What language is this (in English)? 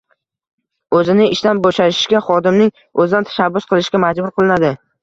Uzbek